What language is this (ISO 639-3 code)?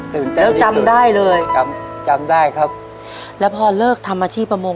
tha